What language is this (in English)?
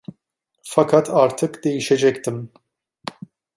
Turkish